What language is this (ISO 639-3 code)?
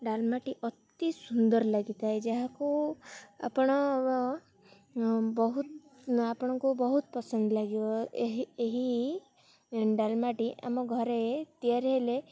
ori